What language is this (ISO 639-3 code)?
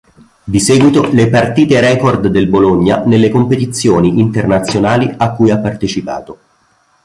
ita